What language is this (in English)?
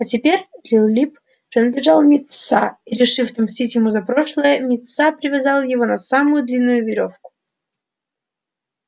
Russian